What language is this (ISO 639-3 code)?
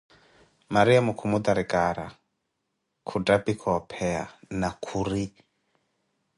eko